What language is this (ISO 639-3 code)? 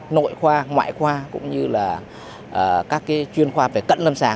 vie